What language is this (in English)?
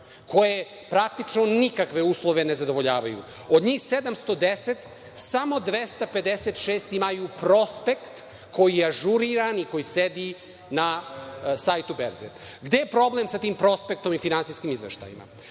Serbian